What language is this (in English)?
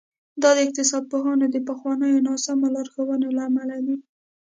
Pashto